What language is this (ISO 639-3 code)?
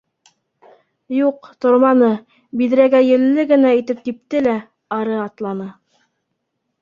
bak